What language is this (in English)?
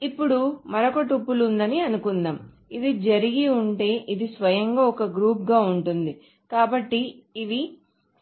Telugu